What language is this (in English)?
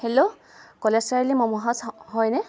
Assamese